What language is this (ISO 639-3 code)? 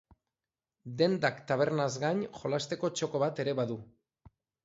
eus